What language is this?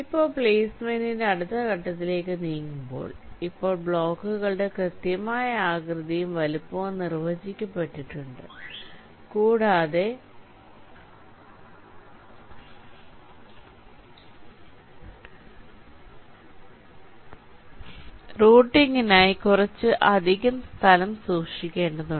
Malayalam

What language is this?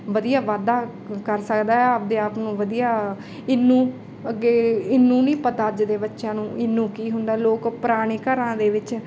Punjabi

